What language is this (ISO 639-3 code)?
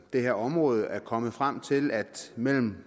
dan